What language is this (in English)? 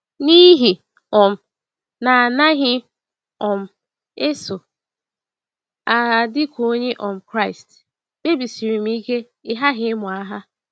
Igbo